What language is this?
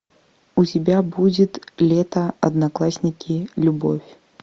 Russian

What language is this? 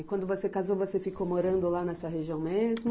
Portuguese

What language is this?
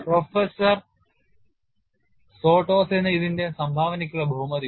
Malayalam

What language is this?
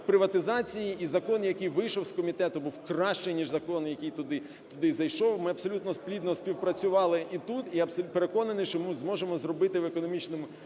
Ukrainian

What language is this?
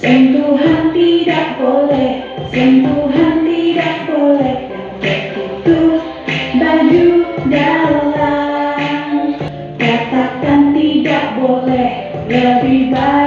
Indonesian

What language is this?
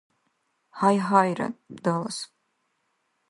Dargwa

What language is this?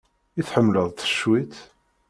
Kabyle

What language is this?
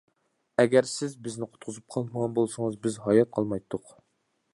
Uyghur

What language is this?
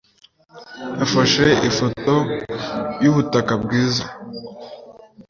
Kinyarwanda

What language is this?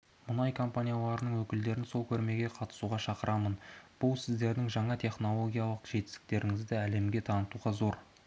Kazakh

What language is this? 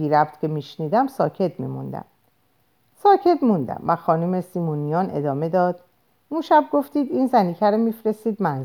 Persian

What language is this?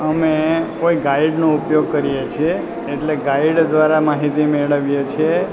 Gujarati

